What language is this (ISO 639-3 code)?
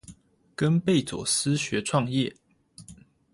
zho